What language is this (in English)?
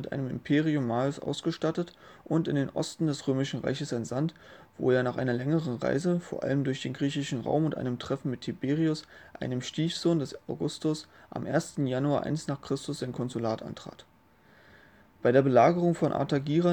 German